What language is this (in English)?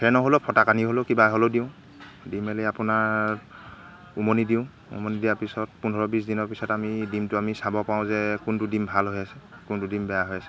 Assamese